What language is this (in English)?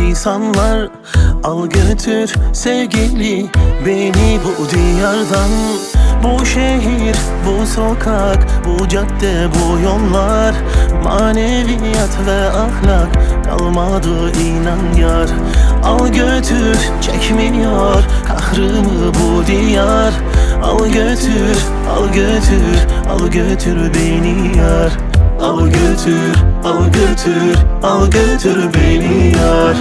Turkish